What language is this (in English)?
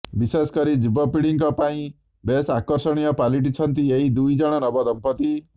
Odia